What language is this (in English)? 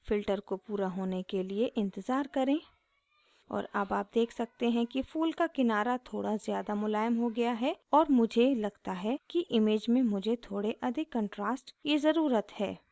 Hindi